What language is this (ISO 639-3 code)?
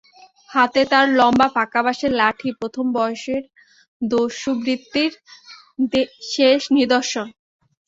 ben